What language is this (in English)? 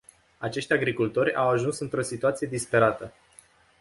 Romanian